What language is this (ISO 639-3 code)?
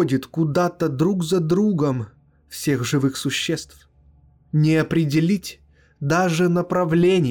rus